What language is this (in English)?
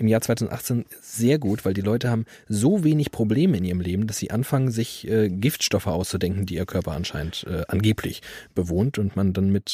German